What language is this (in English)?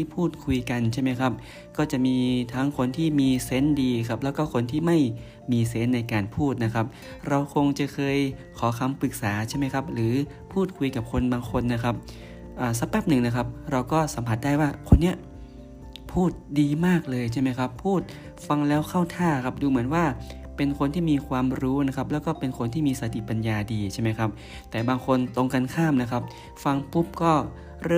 Thai